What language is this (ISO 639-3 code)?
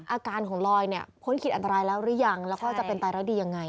tha